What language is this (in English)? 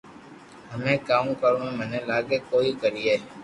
Loarki